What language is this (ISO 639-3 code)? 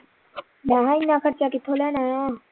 pan